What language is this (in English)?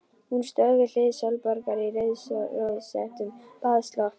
Icelandic